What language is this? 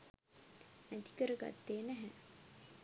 Sinhala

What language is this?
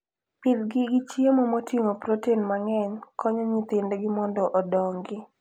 Luo (Kenya and Tanzania)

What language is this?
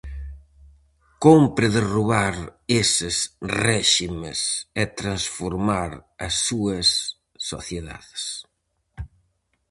Galician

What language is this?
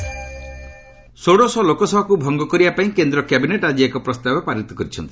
Odia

